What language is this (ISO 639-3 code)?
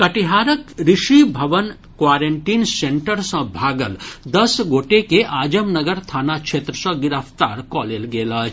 mai